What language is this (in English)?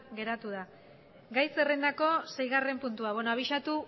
Basque